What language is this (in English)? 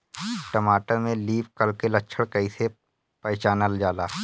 Bhojpuri